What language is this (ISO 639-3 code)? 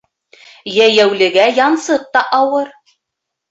bak